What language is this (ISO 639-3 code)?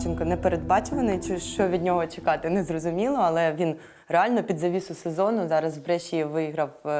ukr